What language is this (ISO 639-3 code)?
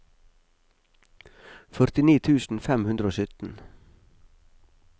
nor